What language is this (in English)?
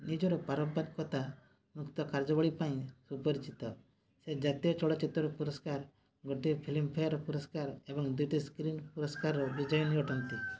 Odia